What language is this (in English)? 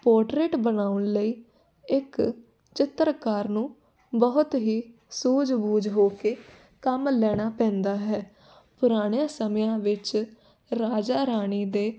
Punjabi